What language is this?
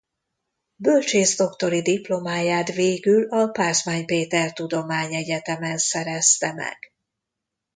Hungarian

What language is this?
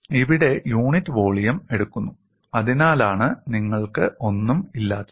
Malayalam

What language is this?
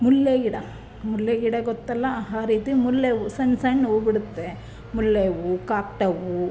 Kannada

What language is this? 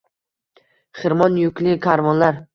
Uzbek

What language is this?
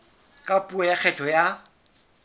Southern Sotho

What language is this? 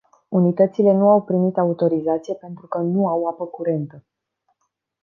Romanian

